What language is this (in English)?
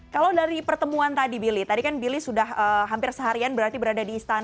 Indonesian